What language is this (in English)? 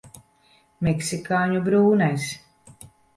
Latvian